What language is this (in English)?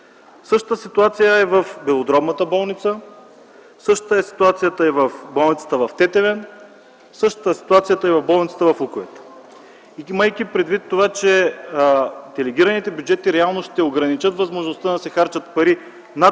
Bulgarian